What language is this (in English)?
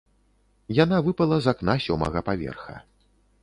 Belarusian